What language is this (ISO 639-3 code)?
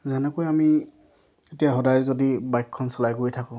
asm